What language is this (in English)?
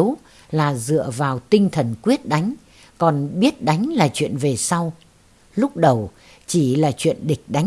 Vietnamese